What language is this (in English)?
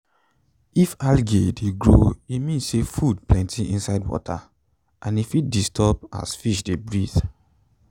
Nigerian Pidgin